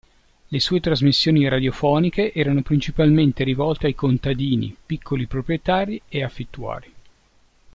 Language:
Italian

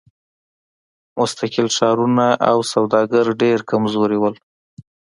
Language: Pashto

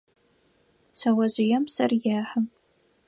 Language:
Adyghe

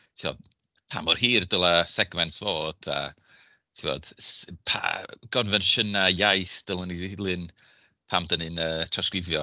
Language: Welsh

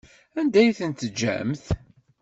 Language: Kabyle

